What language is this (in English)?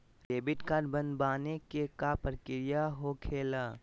Magahi